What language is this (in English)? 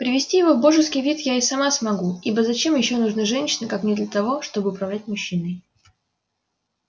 Russian